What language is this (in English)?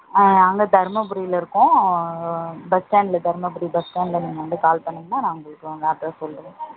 Tamil